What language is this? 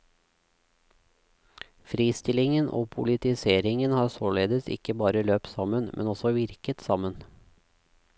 Norwegian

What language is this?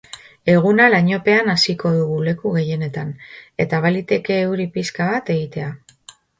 Basque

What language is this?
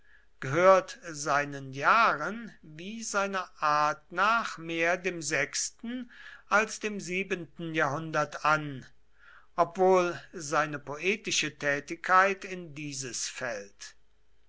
German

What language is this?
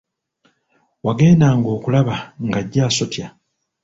Ganda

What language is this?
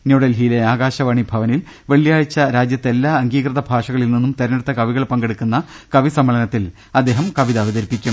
Malayalam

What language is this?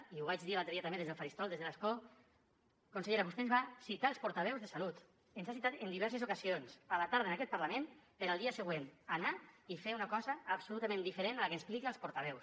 Catalan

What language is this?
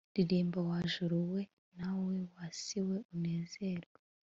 Kinyarwanda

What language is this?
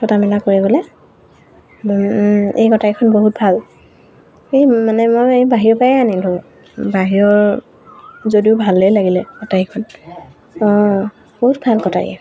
Assamese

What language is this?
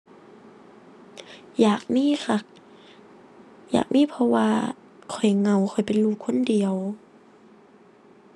Thai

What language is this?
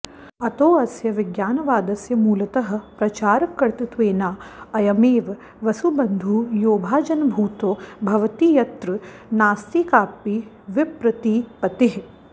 Sanskrit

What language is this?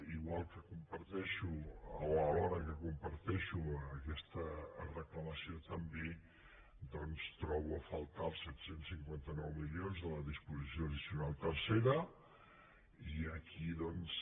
Catalan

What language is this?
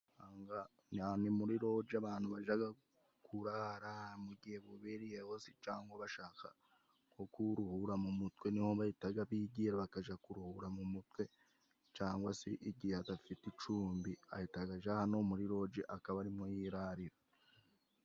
Kinyarwanda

